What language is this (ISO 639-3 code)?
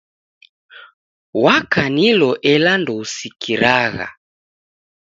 dav